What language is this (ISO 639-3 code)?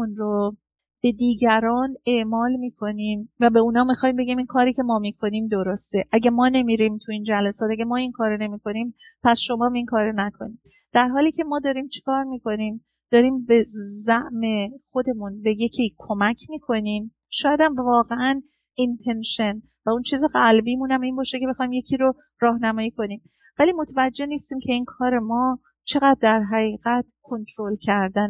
fas